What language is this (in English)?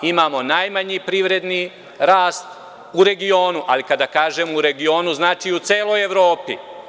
Serbian